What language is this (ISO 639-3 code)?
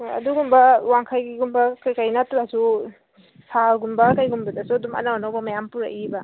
mni